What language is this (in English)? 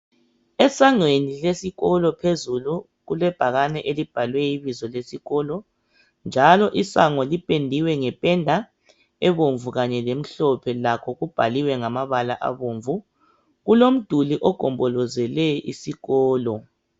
North Ndebele